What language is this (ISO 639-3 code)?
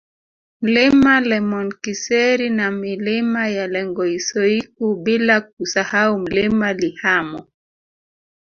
swa